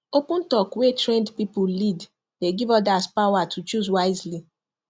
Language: Nigerian Pidgin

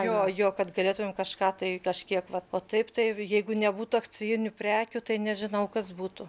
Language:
Lithuanian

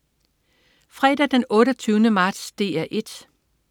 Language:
Danish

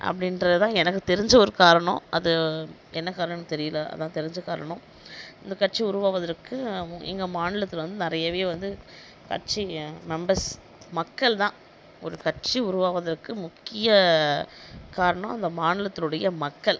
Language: Tamil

